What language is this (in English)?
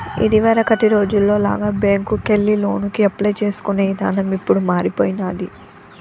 Telugu